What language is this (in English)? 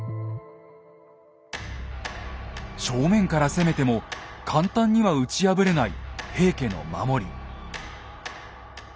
Japanese